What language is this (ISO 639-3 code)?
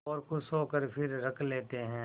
hin